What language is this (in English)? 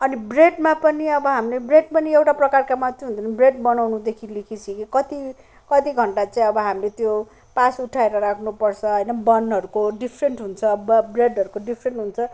Nepali